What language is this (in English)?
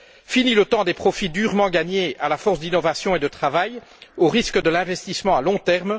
French